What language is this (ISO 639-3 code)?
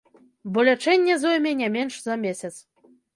bel